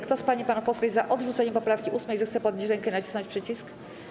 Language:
Polish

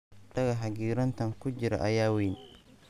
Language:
Somali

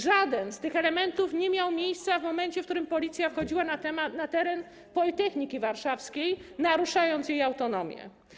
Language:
Polish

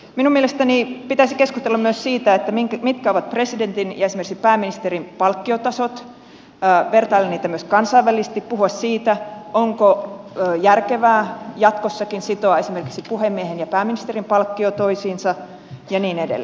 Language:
Finnish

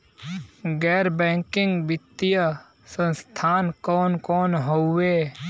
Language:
Bhojpuri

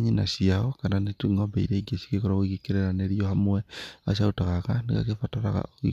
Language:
Kikuyu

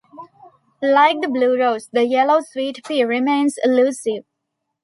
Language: English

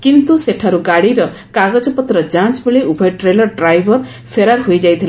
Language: Odia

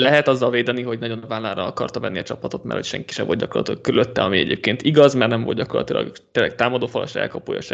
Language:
Hungarian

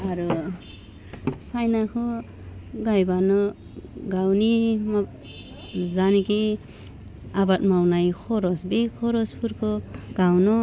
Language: Bodo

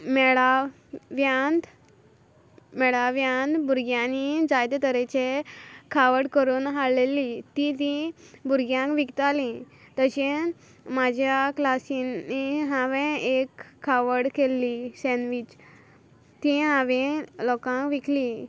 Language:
Konkani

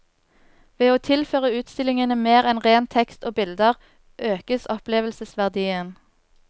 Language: Norwegian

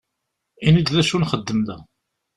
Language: Kabyle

